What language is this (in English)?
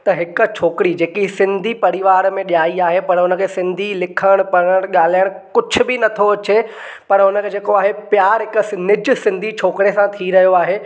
Sindhi